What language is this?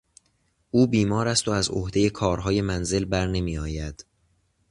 Persian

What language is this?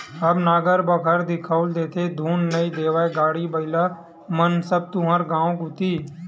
Chhattisgarhi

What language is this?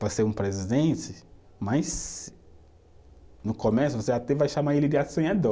Portuguese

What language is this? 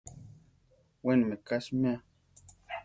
Central Tarahumara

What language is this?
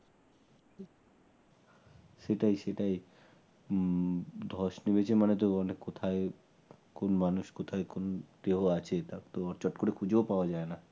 Bangla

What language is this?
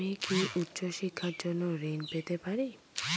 Bangla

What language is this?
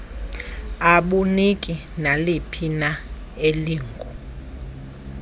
Xhosa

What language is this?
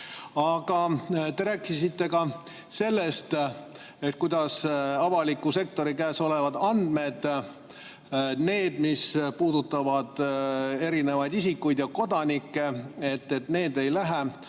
Estonian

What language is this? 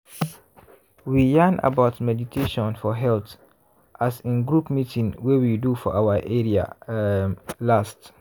Nigerian Pidgin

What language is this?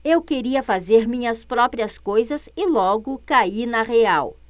Portuguese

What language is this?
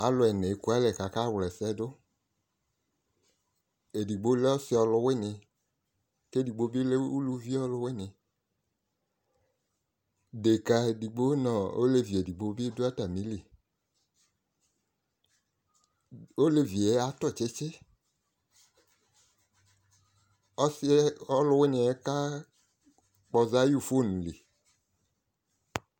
Ikposo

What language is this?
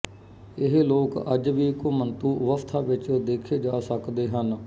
Punjabi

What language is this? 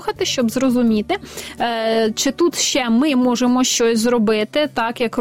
Ukrainian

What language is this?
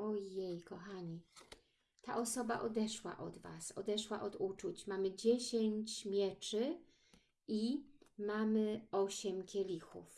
Polish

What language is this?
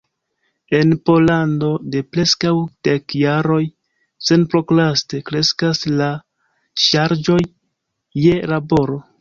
Esperanto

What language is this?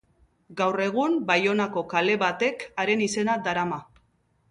Basque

